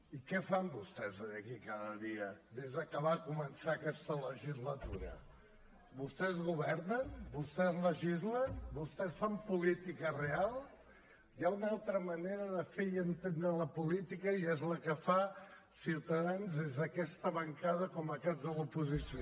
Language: Catalan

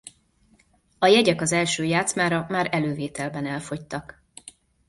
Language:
Hungarian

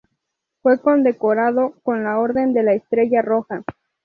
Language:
Spanish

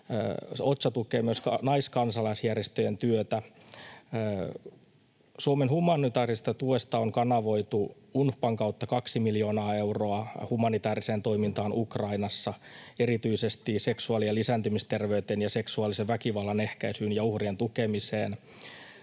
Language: Finnish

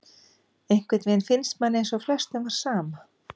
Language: Icelandic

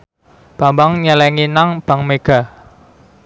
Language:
Javanese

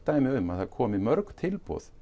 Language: Icelandic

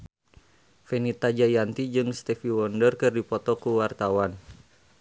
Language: Sundanese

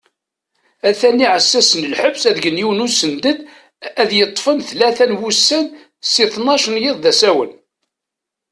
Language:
Kabyle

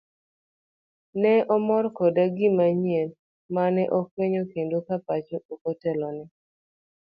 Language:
Luo (Kenya and Tanzania)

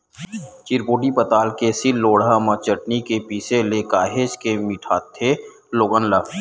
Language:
Chhattisgarhi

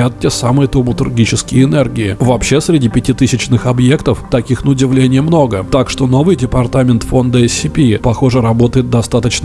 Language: Russian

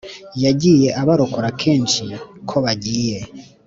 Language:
Kinyarwanda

